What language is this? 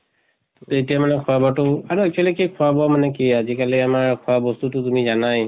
Assamese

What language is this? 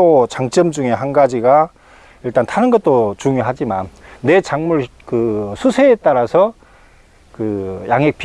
Korean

